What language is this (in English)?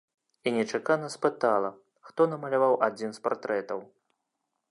Belarusian